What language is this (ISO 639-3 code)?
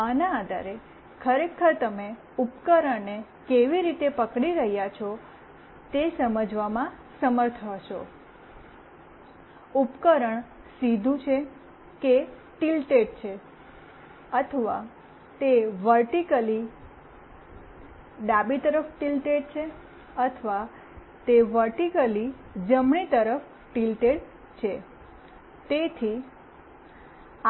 guj